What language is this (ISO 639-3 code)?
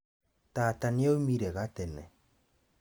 kik